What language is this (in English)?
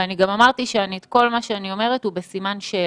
Hebrew